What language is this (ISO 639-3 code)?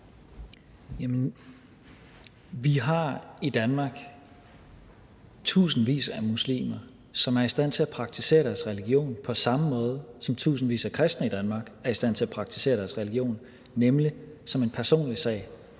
dan